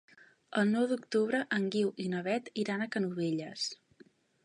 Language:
Catalan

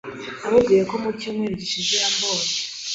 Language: Kinyarwanda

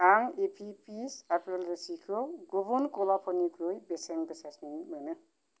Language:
Bodo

